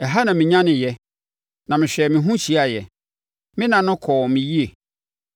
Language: Akan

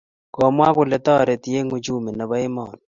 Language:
Kalenjin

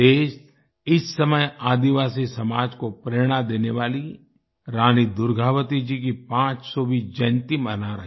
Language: Hindi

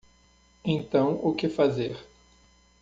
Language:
Portuguese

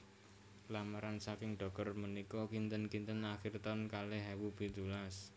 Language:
Javanese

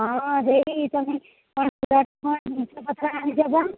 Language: Odia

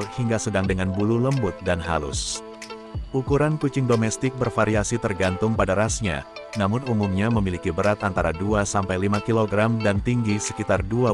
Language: Indonesian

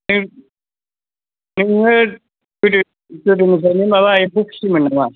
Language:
Bodo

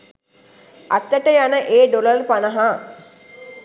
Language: Sinhala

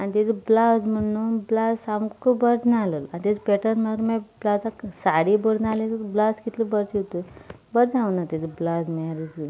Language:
Konkani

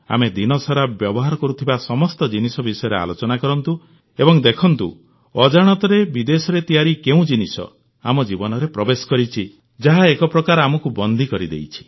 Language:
Odia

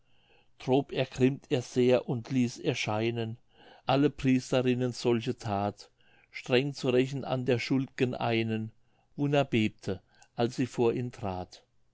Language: German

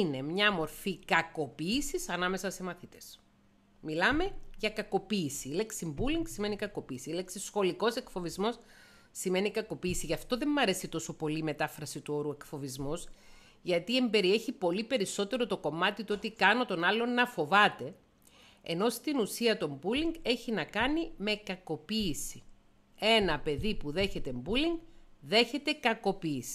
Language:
Greek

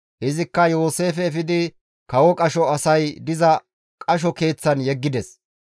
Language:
Gamo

